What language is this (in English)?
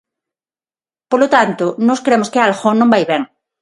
Galician